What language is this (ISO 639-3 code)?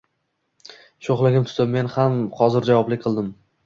uzb